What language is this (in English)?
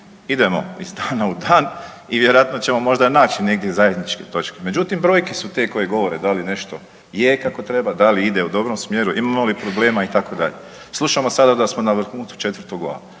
Croatian